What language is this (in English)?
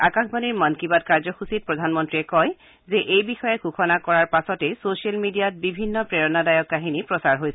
Assamese